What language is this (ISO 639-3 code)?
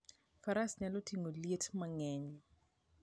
luo